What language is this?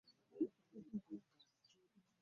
Ganda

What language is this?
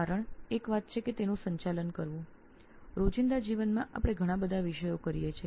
Gujarati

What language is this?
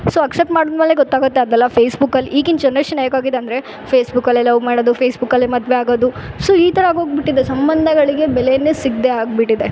Kannada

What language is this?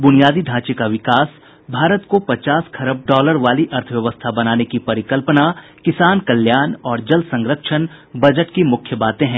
Hindi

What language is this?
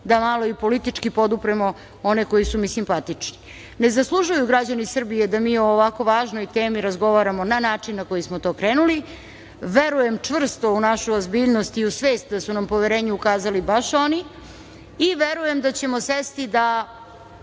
Serbian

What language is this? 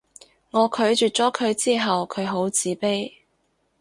Cantonese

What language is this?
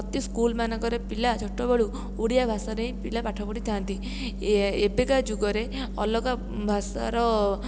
Odia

